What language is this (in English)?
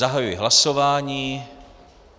Czech